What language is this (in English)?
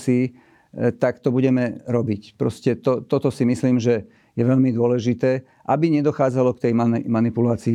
Slovak